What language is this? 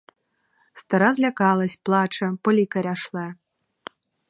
Ukrainian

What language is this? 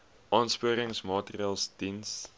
Afrikaans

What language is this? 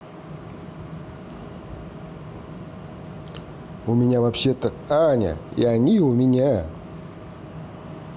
Russian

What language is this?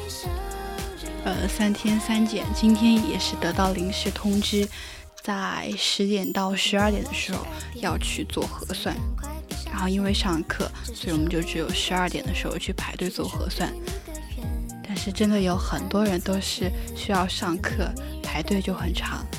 Chinese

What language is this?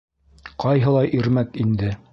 Bashkir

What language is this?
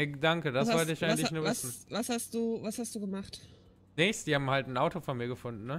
German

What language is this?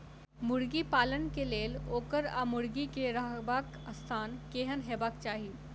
Maithili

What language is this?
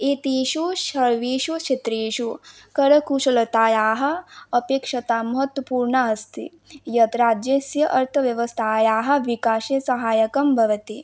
Sanskrit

